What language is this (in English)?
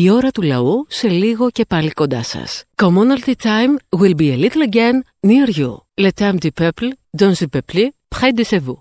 Greek